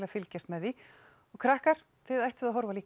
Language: Icelandic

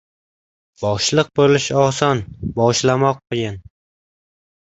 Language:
Uzbek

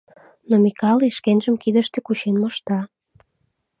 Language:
Mari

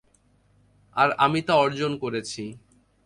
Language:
Bangla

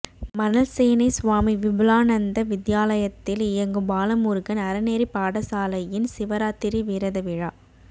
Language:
Tamil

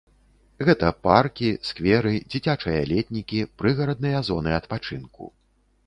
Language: Belarusian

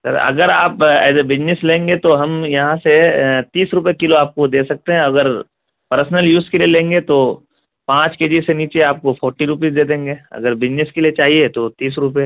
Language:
Urdu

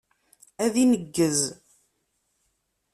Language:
Kabyle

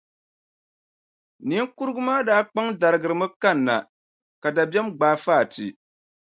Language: Dagbani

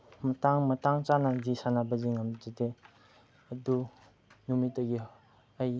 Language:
Manipuri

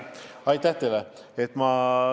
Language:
Estonian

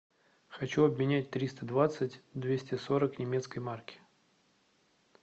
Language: Russian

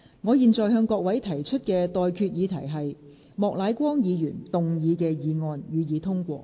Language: Cantonese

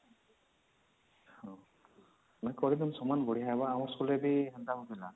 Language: Odia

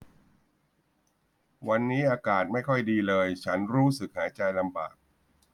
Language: Thai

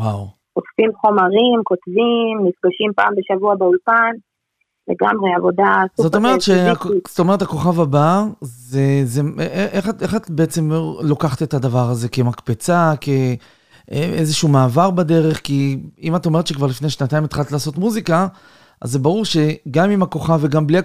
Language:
Hebrew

